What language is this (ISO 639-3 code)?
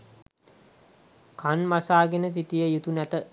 sin